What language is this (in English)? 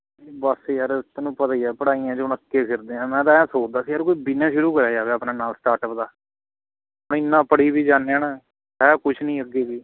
Punjabi